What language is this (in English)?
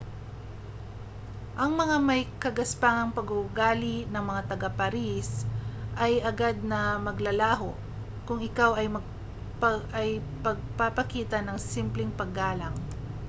Filipino